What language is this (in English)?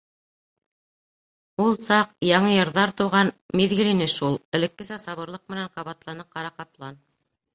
Bashkir